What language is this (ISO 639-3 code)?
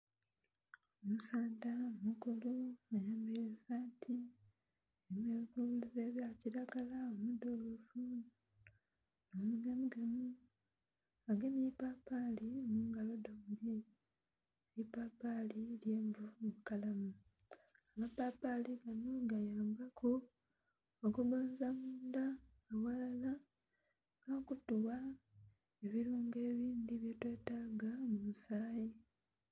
xog